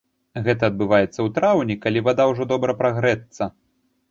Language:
Belarusian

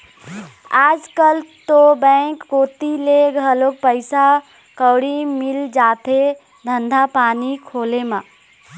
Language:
Chhattisgarhi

